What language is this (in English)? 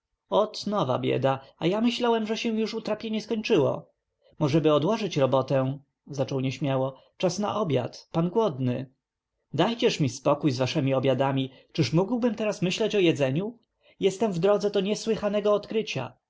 Polish